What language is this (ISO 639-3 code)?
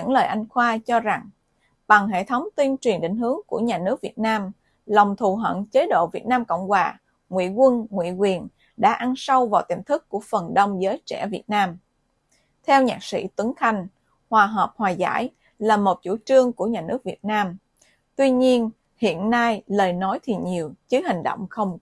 vie